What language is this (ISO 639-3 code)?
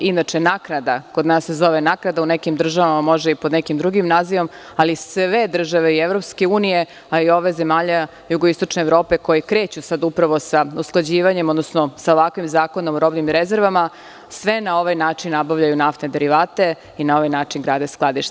srp